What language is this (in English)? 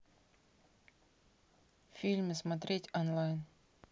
Russian